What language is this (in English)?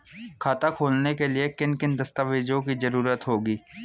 Hindi